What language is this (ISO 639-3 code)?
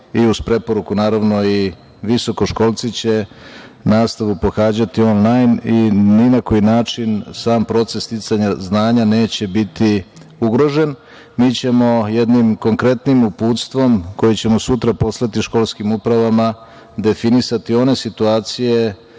srp